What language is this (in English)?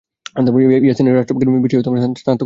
Bangla